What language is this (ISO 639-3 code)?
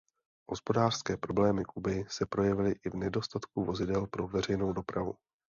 ces